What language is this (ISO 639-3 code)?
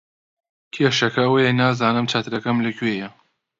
ckb